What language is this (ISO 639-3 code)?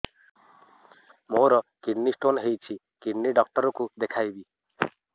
ori